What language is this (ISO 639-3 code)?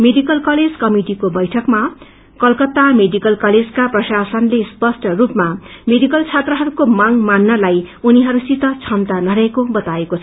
nep